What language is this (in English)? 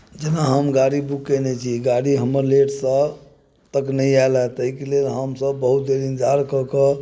Maithili